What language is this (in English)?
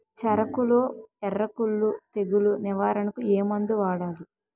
Telugu